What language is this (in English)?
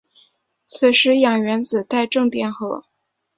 Chinese